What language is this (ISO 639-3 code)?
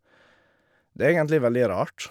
nor